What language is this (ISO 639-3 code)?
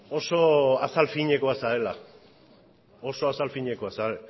eus